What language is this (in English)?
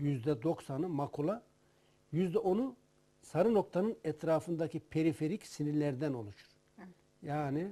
Turkish